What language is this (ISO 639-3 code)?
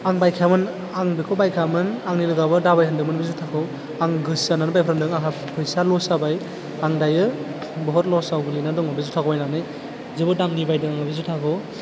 brx